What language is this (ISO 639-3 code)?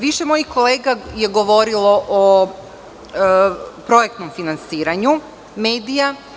srp